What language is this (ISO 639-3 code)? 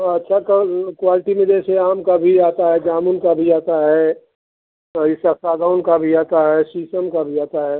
hin